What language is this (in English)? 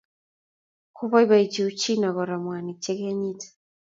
Kalenjin